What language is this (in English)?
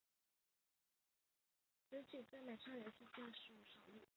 Chinese